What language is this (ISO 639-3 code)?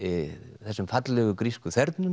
isl